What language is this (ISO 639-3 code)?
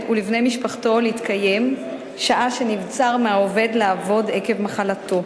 heb